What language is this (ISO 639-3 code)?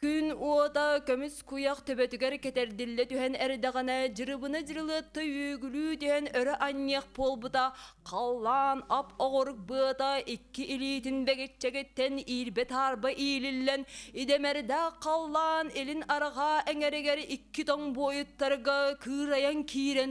tur